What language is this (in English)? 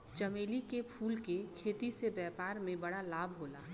Bhojpuri